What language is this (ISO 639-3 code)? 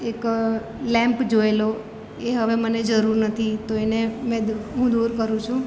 guj